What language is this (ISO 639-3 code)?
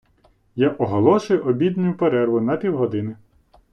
ukr